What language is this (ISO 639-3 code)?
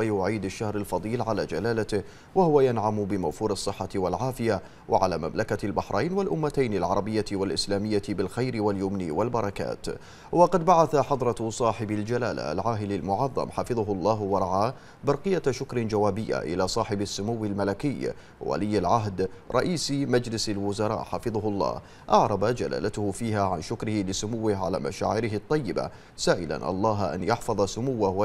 ara